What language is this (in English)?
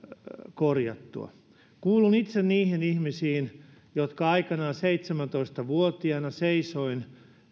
Finnish